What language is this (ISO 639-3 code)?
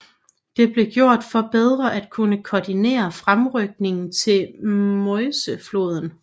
dan